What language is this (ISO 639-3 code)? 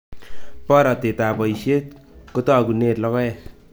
kln